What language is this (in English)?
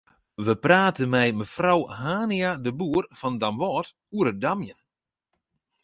Western Frisian